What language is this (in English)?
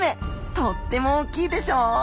Japanese